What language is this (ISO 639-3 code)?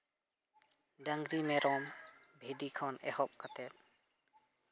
sat